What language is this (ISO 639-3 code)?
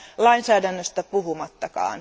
fin